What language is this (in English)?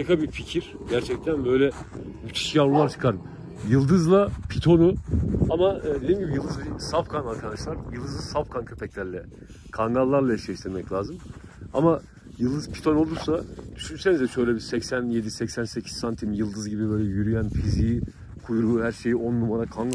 Turkish